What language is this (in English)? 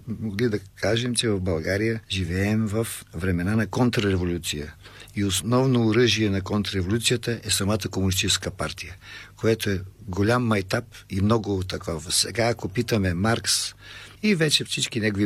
Bulgarian